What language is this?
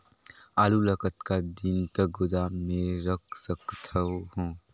Chhattisgarhi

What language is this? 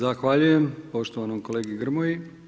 Croatian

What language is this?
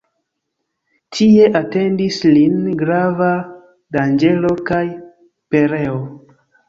Esperanto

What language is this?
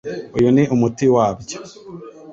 Kinyarwanda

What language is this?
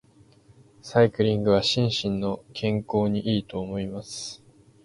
Japanese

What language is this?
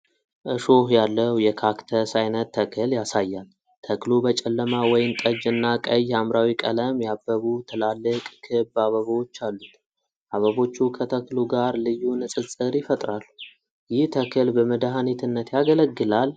Amharic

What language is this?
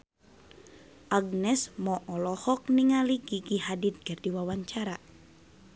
Sundanese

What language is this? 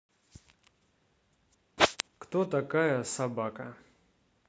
Russian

